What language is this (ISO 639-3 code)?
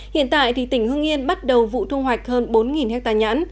vie